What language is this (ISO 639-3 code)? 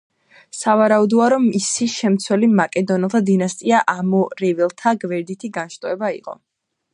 kat